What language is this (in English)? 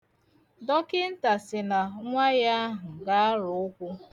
Igbo